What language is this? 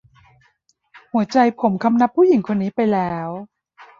Thai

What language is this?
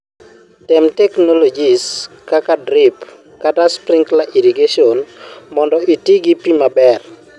Luo (Kenya and Tanzania)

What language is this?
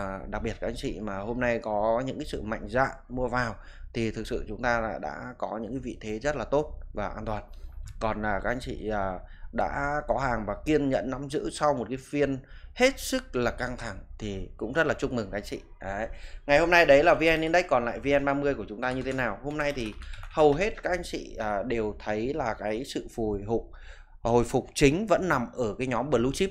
Vietnamese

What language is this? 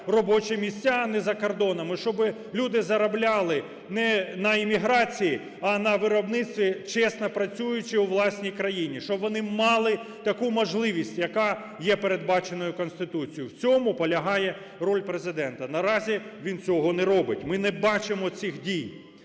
Ukrainian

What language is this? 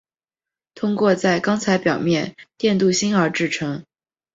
Chinese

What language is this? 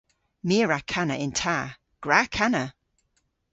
Cornish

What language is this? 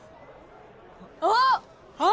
Japanese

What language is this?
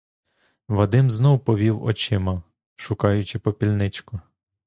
Ukrainian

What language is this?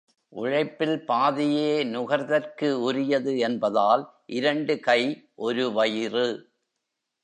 Tamil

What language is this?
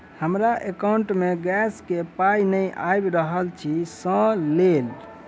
Maithili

